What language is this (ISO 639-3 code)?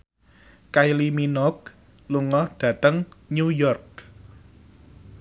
jav